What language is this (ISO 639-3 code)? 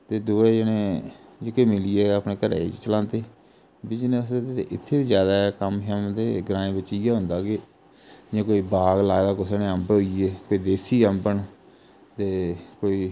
doi